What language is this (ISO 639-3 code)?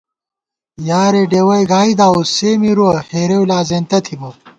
gwt